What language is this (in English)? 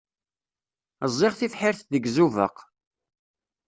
Kabyle